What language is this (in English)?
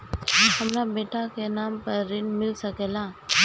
Bhojpuri